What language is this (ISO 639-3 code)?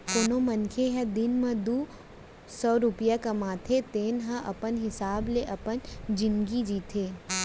hne